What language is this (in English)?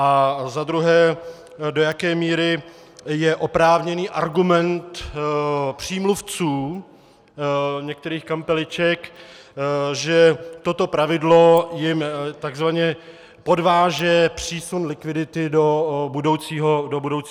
Czech